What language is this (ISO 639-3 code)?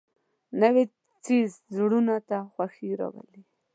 pus